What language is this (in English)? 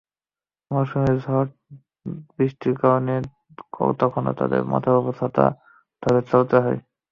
Bangla